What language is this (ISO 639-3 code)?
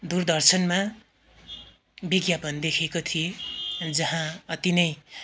nep